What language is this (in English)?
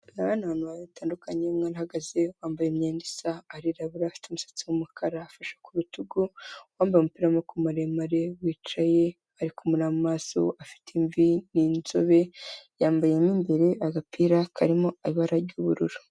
Kinyarwanda